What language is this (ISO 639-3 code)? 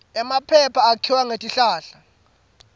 ssw